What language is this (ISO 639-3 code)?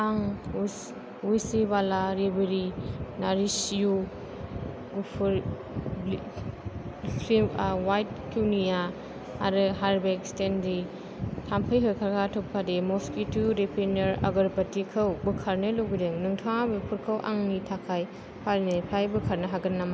brx